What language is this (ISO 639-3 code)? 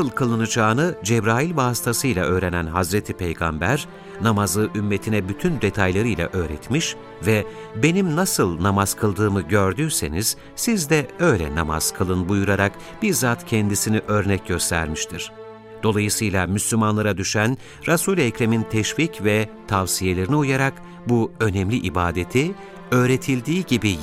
tur